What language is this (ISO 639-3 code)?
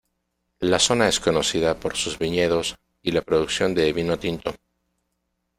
spa